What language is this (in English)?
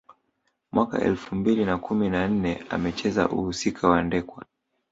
Swahili